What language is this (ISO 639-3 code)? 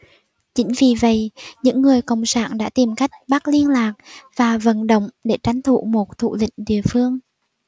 vie